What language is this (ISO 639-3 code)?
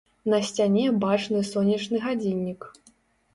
bel